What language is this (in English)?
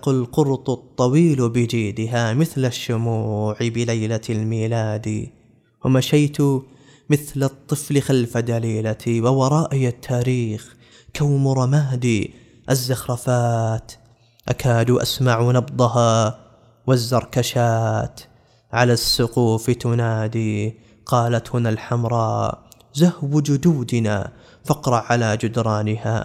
Arabic